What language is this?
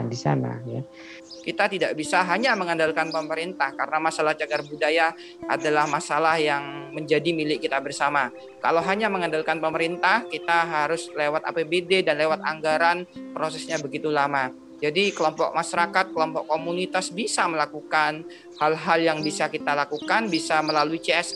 Indonesian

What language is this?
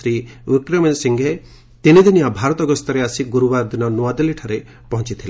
Odia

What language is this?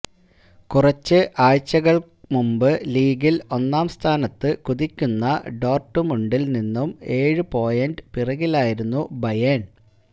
Malayalam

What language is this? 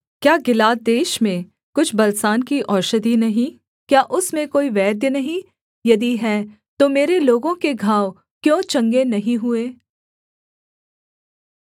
Hindi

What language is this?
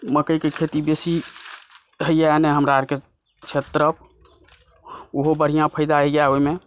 Maithili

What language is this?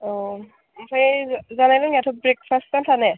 Bodo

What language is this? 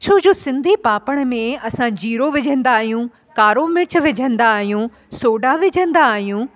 Sindhi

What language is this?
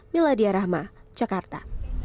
Indonesian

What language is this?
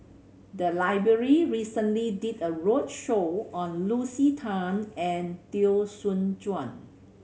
English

